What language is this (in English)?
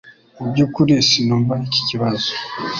Kinyarwanda